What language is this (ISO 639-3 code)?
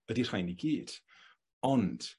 cym